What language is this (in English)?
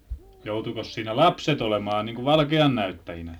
Finnish